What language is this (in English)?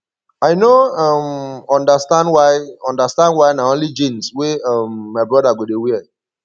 Nigerian Pidgin